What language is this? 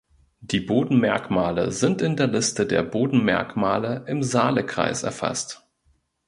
German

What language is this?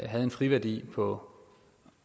Danish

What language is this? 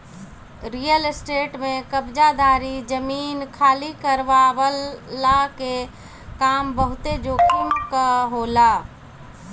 Bhojpuri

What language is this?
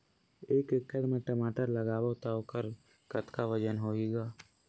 Chhattisgarhi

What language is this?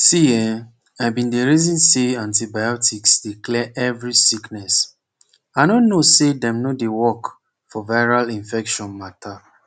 Nigerian Pidgin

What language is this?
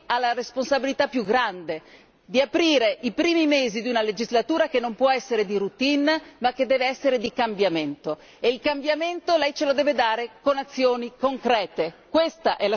Italian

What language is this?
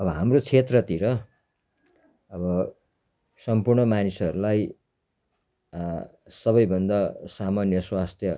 Nepali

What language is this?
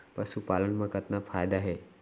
Chhattisgarhi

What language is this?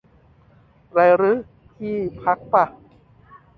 Thai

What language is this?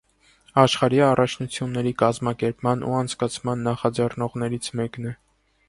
Armenian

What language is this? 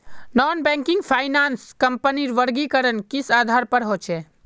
Magahi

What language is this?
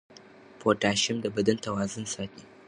Pashto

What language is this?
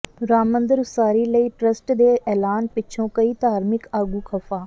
Punjabi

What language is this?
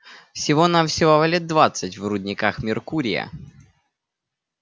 Russian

